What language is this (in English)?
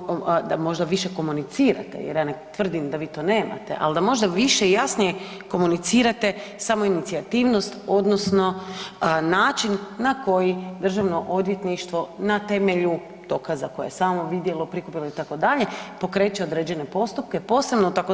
Croatian